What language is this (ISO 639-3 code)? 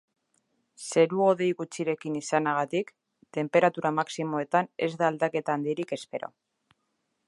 eus